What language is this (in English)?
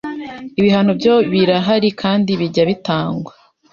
Kinyarwanda